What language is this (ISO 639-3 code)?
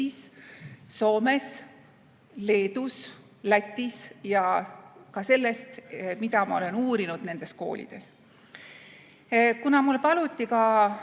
est